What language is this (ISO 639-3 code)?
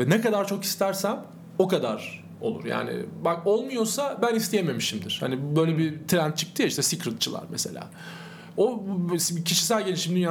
tur